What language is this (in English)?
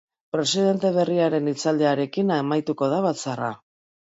Basque